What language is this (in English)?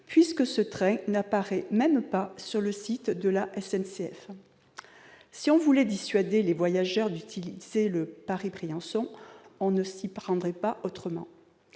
French